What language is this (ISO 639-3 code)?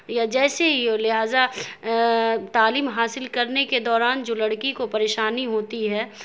urd